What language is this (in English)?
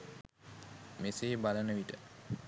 Sinhala